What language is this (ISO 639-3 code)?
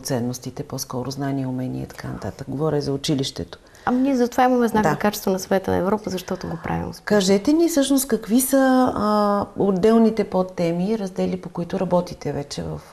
bul